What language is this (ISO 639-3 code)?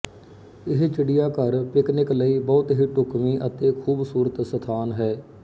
pan